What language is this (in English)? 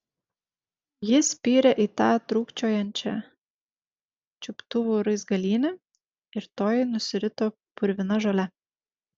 Lithuanian